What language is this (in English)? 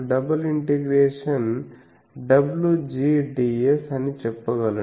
Telugu